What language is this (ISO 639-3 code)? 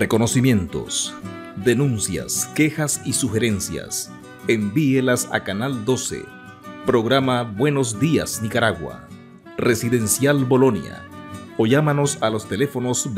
spa